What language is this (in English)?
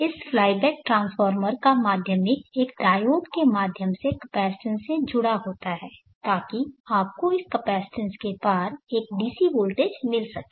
Hindi